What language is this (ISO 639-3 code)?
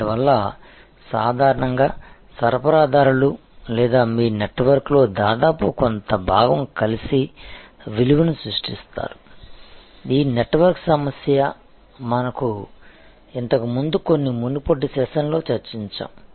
tel